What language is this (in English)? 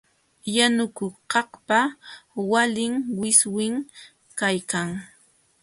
Jauja Wanca Quechua